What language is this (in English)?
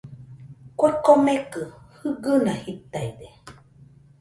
Nüpode Huitoto